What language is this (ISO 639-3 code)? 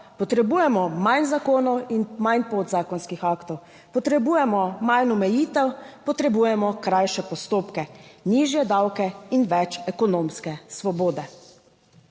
slv